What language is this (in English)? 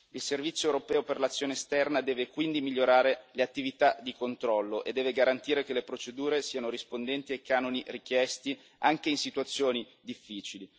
Italian